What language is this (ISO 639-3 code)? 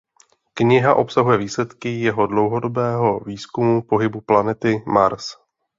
ces